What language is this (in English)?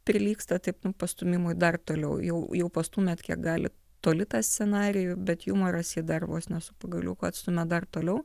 Lithuanian